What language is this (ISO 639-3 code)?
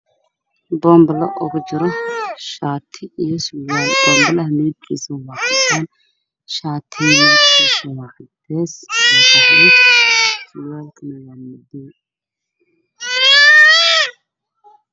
som